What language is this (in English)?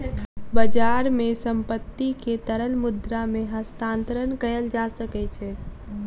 Maithili